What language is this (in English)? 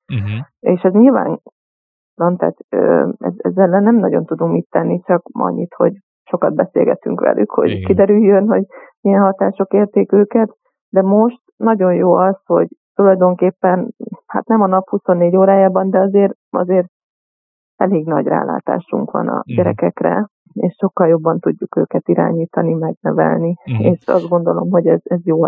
Hungarian